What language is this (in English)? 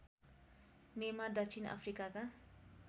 Nepali